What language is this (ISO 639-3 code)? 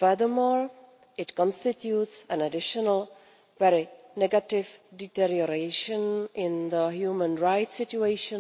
eng